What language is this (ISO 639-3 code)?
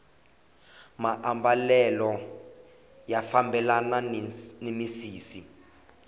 tso